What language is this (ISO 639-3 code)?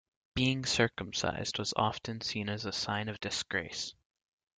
eng